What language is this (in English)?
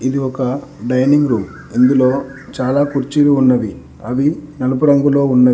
Telugu